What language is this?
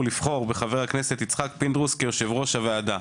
Hebrew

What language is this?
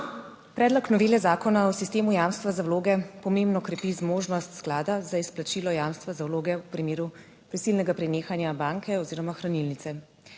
Slovenian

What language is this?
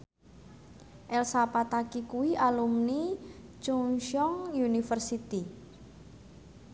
Javanese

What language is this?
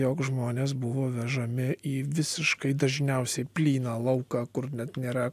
Lithuanian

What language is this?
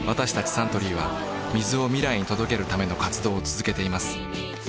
Japanese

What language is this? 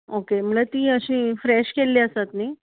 Konkani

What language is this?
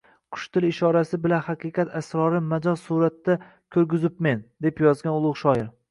Uzbek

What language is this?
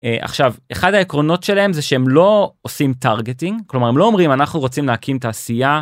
Hebrew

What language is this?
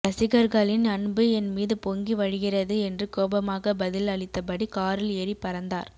Tamil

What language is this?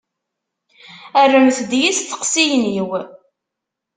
Kabyle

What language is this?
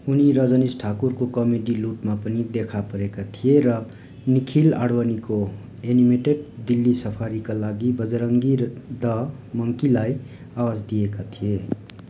Nepali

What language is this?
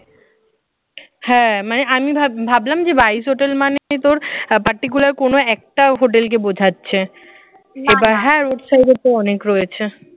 Bangla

